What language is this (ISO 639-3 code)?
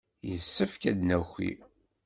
kab